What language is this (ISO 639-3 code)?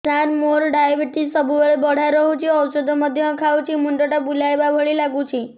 ori